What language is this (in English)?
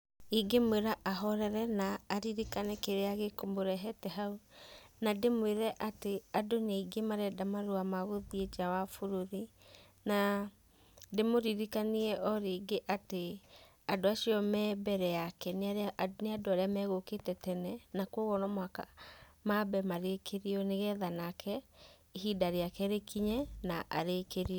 Kikuyu